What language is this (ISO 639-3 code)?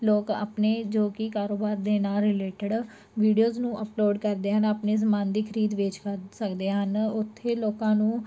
pan